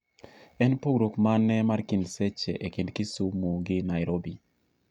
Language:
Luo (Kenya and Tanzania)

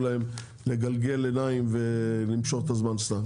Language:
Hebrew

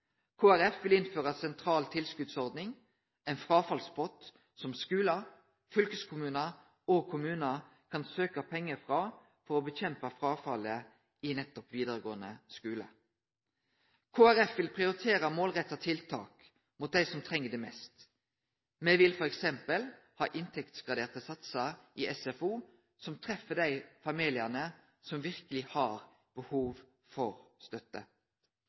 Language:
Norwegian Nynorsk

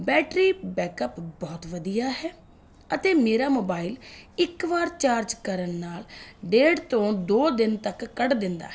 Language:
Punjabi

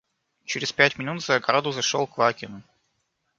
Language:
Russian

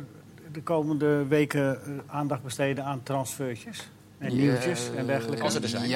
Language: Dutch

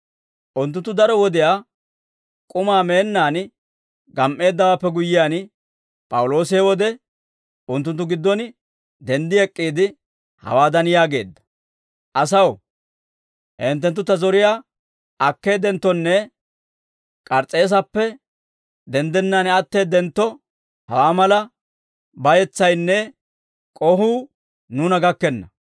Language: Dawro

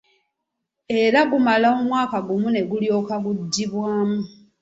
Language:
Ganda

